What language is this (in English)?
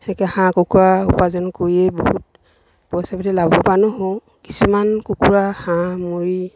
Assamese